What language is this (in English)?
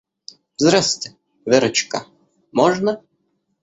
Russian